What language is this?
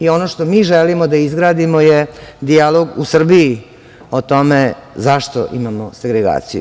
Serbian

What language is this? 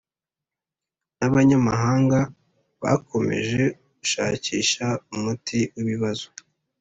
Kinyarwanda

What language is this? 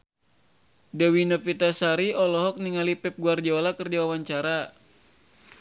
Sundanese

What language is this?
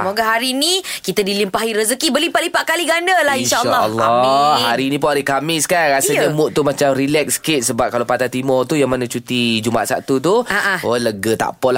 Malay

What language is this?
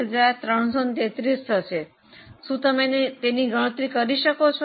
Gujarati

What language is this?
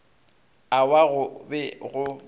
Northern Sotho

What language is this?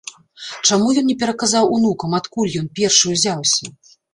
Belarusian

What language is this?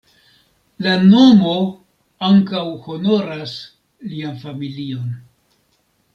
Esperanto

